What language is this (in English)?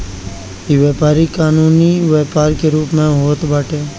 Bhojpuri